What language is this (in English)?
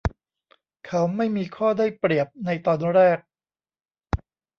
Thai